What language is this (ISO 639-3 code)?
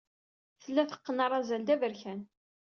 kab